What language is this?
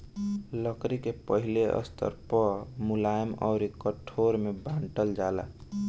Bhojpuri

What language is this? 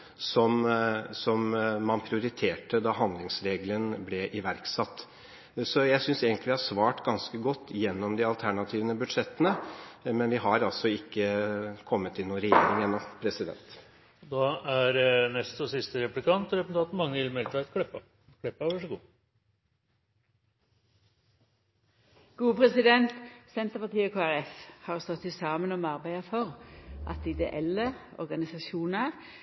Norwegian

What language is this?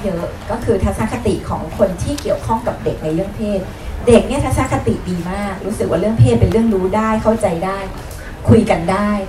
Thai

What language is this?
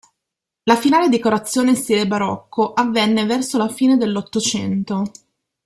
Italian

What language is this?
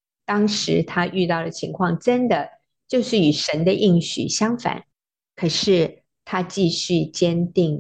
Chinese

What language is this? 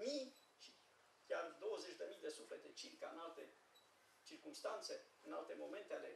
Romanian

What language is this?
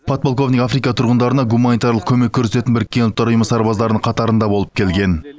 Kazakh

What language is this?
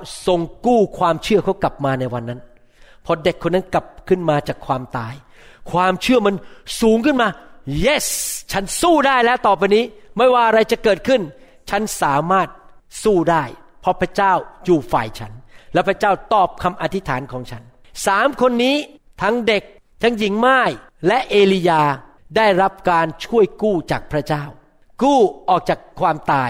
Thai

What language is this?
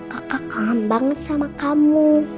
Indonesian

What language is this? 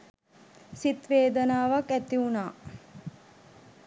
Sinhala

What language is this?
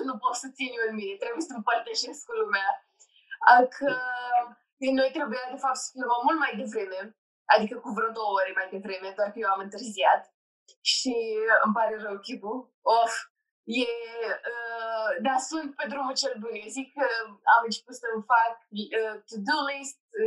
Romanian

